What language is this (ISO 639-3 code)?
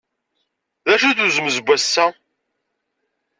kab